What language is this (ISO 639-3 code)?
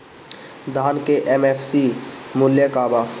bho